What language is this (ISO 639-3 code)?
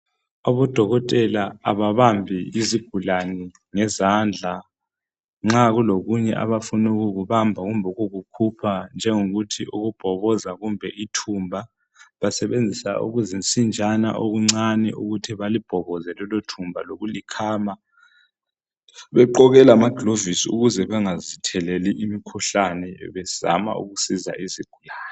nde